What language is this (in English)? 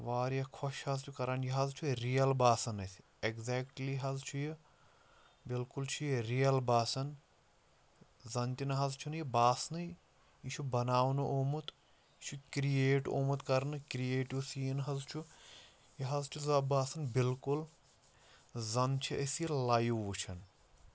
Kashmiri